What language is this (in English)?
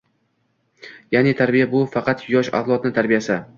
Uzbek